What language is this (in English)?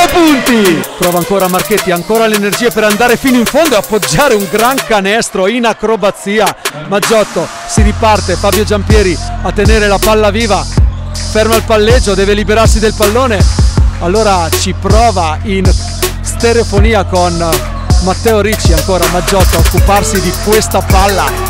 Italian